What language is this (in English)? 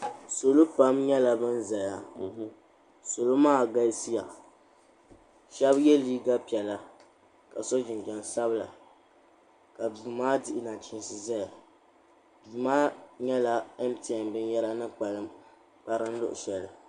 Dagbani